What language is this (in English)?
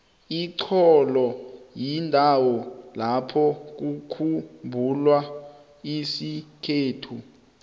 South Ndebele